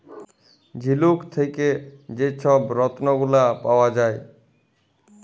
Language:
Bangla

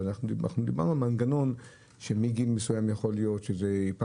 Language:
Hebrew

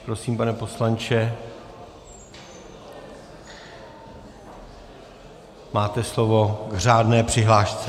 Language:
Czech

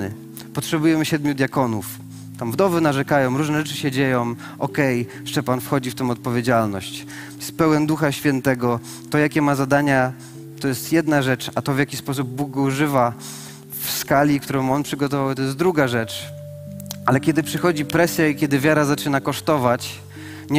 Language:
Polish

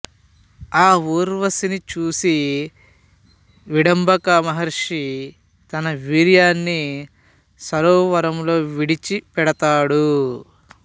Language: Telugu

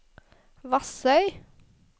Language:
Norwegian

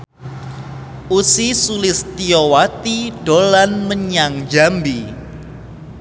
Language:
Javanese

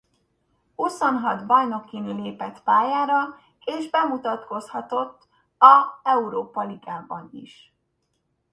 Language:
Hungarian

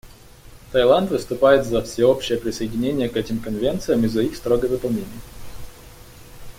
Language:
Russian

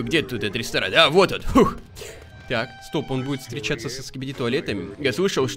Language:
Russian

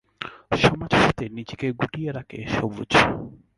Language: Bangla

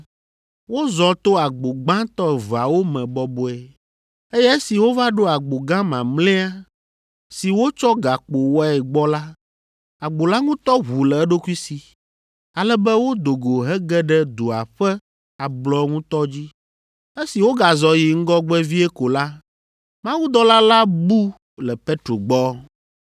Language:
Ewe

